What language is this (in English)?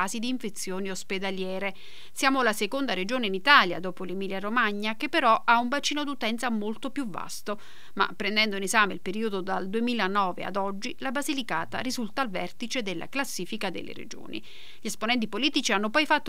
Italian